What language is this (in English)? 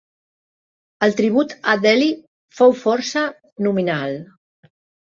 Catalan